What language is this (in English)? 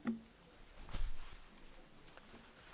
Hungarian